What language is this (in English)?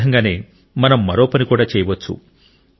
Telugu